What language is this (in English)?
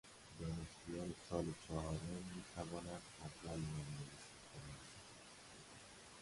Persian